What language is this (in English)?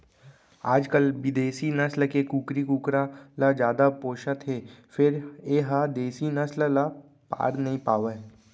Chhattisgarhi